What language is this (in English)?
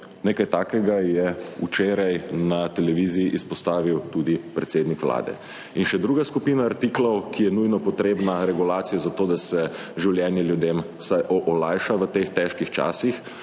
Slovenian